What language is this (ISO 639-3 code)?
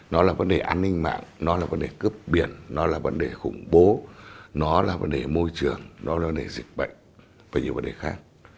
vie